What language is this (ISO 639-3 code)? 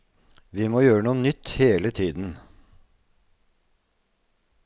nor